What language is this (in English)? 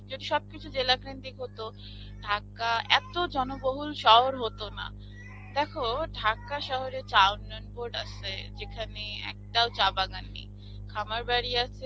Bangla